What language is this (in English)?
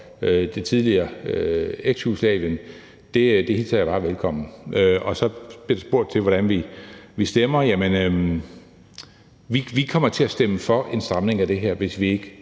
Danish